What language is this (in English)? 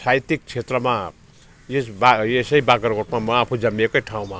Nepali